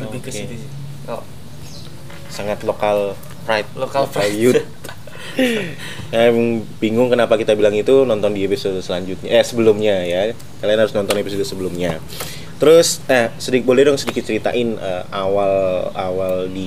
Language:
Indonesian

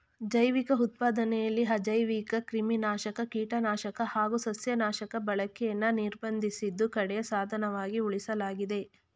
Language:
Kannada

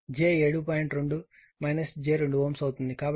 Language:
Telugu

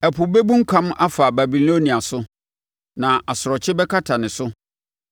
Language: Akan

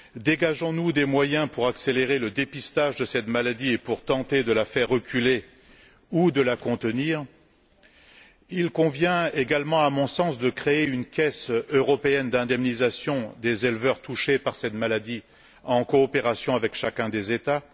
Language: French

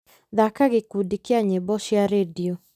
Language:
Kikuyu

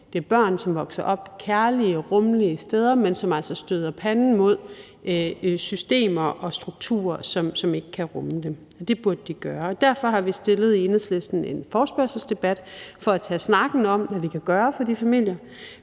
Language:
Danish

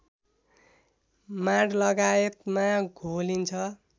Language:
Nepali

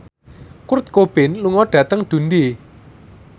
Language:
Javanese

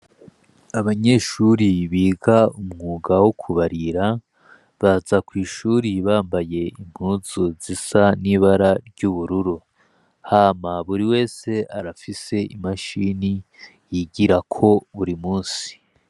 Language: Rundi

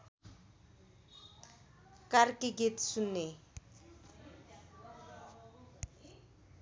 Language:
Nepali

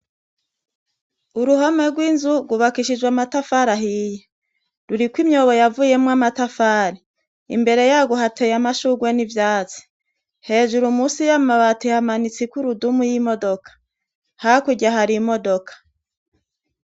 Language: Rundi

